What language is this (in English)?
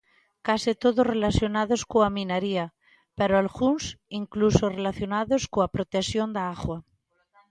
Galician